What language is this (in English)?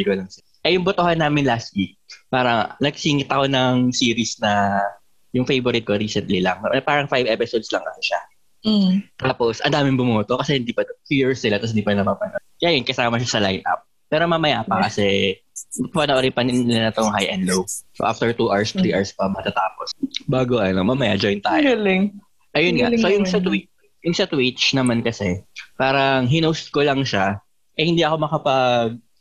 Filipino